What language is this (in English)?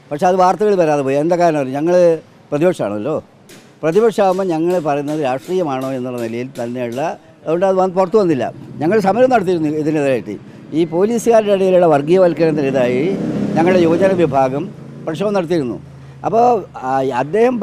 Malayalam